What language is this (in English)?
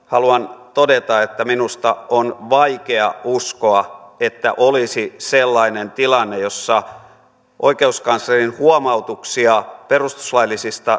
Finnish